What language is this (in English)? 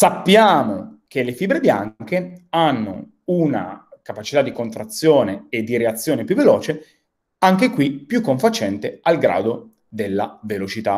Italian